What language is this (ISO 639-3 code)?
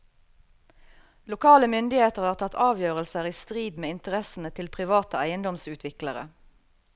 nor